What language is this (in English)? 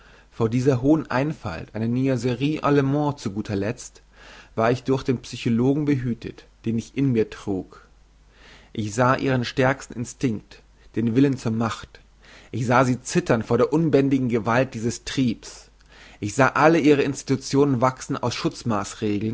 German